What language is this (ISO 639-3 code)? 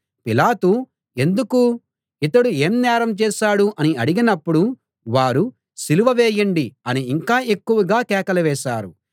tel